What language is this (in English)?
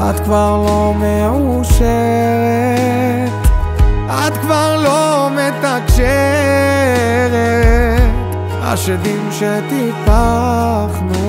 Hebrew